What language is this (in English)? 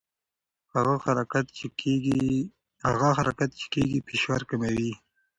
Pashto